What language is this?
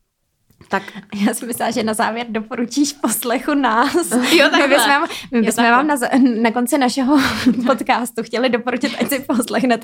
Czech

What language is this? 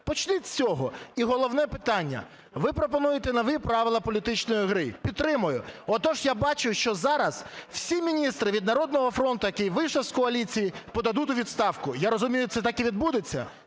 Ukrainian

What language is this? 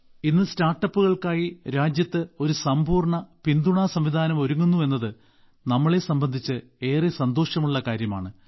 Malayalam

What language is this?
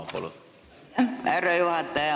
Estonian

